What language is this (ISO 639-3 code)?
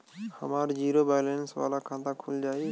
bho